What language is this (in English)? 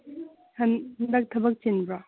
Manipuri